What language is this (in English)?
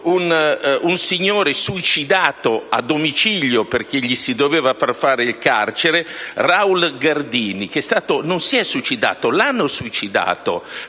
Italian